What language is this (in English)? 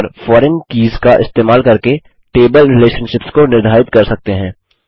Hindi